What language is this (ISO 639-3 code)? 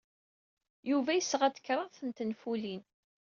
kab